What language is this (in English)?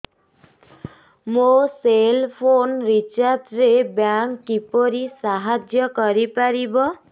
Odia